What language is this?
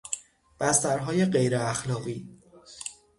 Persian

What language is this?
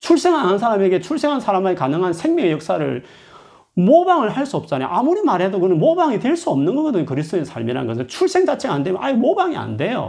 Korean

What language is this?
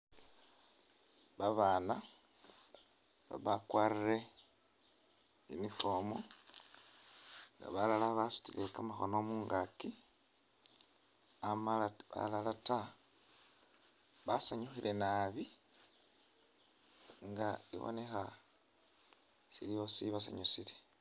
Masaaba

